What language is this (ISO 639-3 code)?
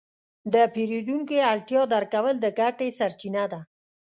pus